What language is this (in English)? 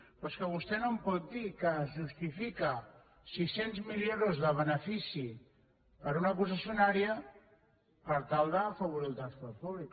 Catalan